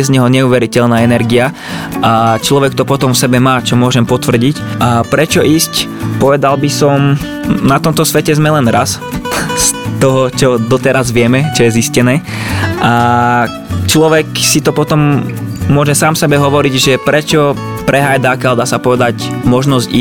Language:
Slovak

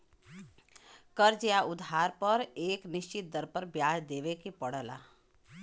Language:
Bhojpuri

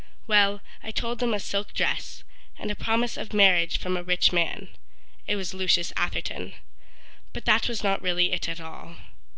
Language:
English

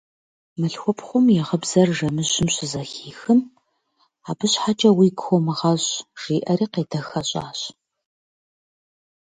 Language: Kabardian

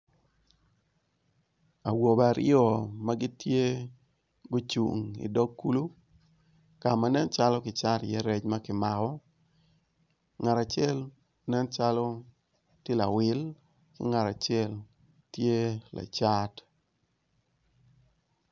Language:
Acoli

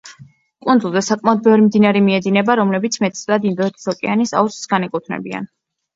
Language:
Georgian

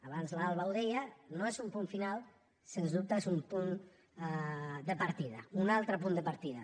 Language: Catalan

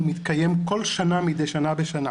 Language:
Hebrew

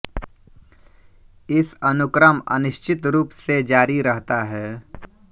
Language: Hindi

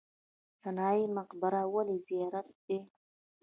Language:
Pashto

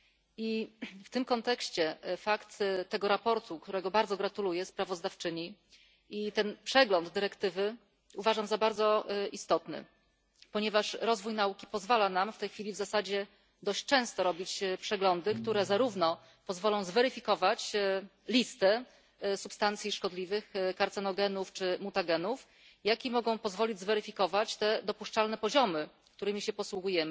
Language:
Polish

